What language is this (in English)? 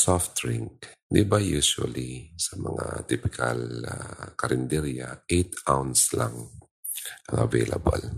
Filipino